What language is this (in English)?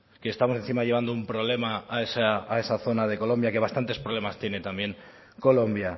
Spanish